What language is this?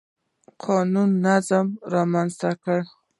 Pashto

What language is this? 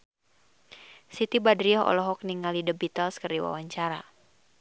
Sundanese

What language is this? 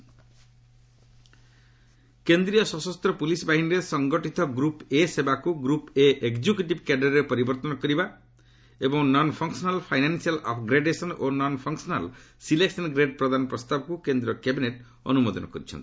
Odia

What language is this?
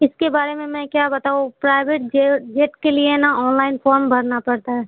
Urdu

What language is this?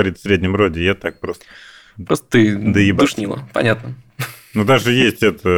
Russian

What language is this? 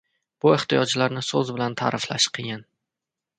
Uzbek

